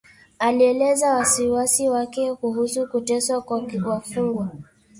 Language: Swahili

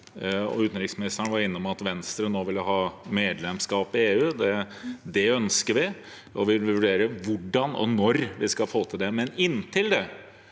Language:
Norwegian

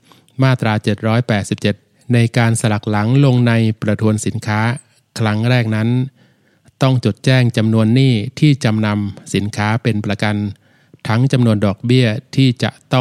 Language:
Thai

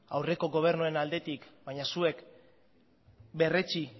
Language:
Basque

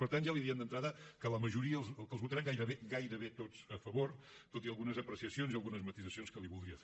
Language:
Catalan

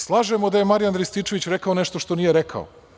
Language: Serbian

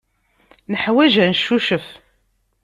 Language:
Kabyle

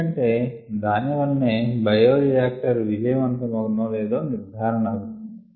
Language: Telugu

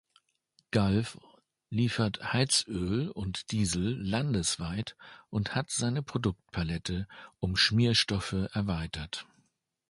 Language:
German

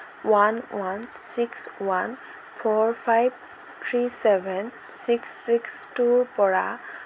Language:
Assamese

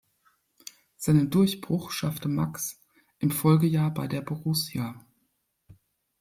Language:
German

